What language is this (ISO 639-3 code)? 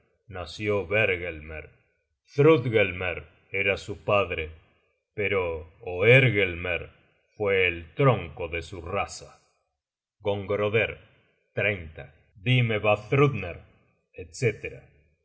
spa